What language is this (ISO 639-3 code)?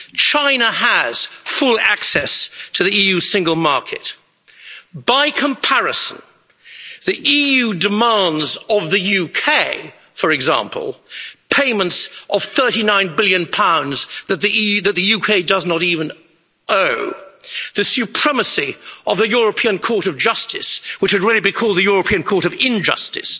eng